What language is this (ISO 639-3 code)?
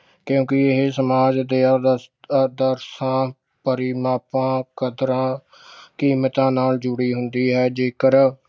pan